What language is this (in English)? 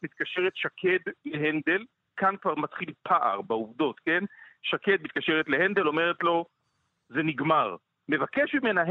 Hebrew